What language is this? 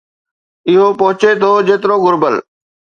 Sindhi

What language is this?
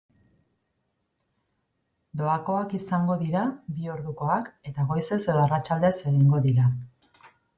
Basque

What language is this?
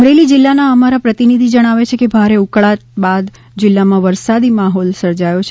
Gujarati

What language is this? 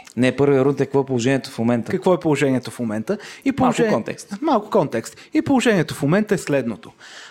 Bulgarian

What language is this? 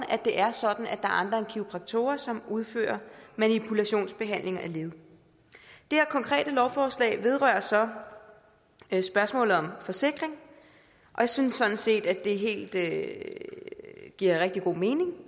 Danish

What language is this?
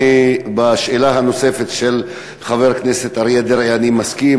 Hebrew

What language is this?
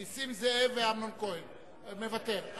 Hebrew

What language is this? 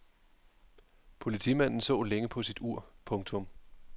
Danish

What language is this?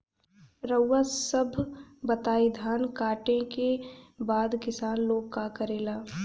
Bhojpuri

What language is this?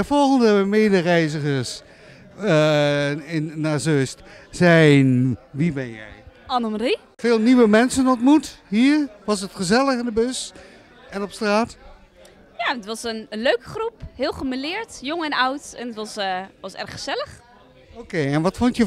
Dutch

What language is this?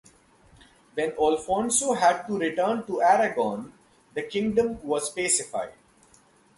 English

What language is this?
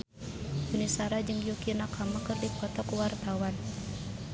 Sundanese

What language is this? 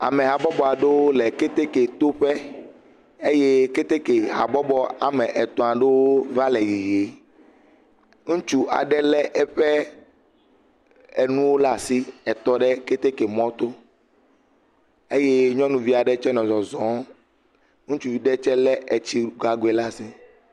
Ewe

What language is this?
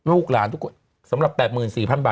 Thai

